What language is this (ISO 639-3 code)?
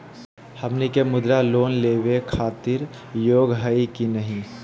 mag